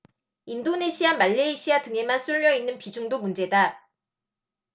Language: Korean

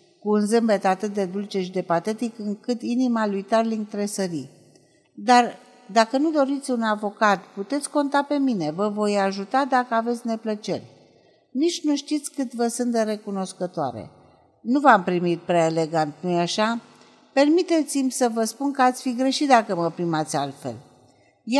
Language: Romanian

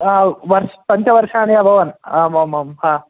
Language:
Sanskrit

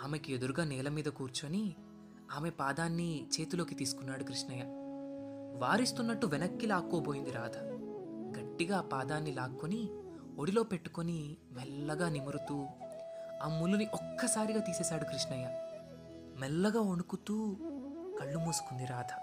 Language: Telugu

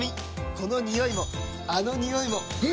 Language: Japanese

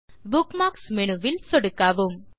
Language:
Tamil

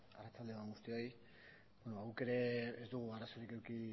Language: Basque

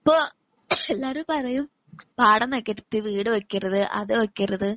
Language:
Malayalam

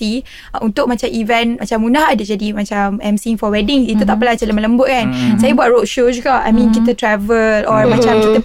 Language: Malay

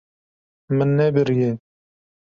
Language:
Kurdish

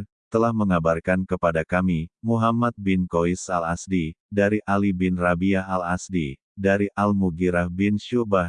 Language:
Indonesian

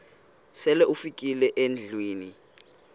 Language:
Xhosa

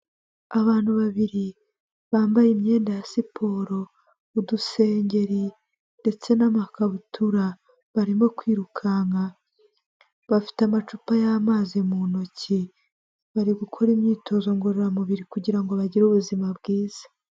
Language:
Kinyarwanda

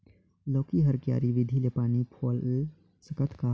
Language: Chhattisgarhi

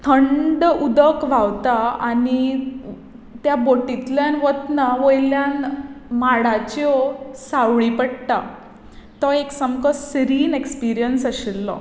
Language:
Konkani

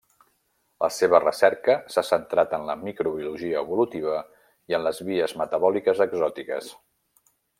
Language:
Catalan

